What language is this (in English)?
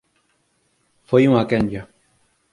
Galician